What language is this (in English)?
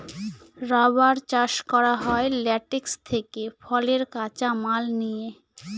Bangla